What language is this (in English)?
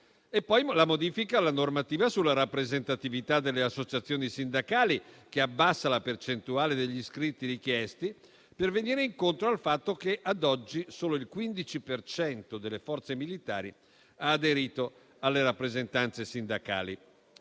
Italian